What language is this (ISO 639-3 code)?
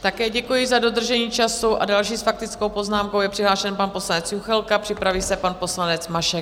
ces